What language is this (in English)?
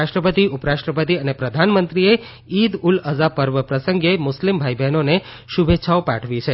Gujarati